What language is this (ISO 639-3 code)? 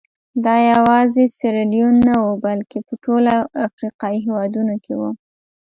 pus